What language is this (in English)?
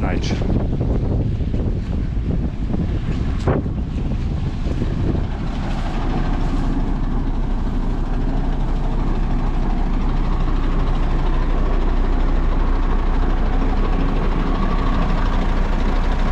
Polish